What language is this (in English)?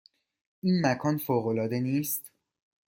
Persian